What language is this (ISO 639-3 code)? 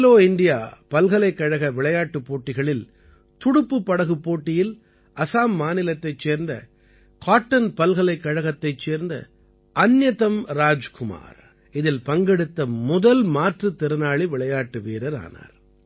tam